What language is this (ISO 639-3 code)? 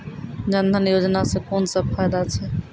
mai